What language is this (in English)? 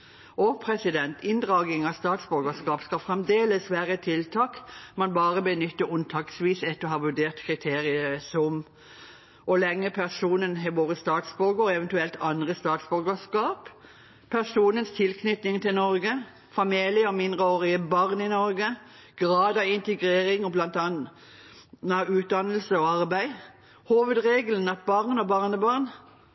Norwegian Bokmål